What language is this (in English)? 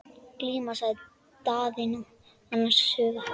Icelandic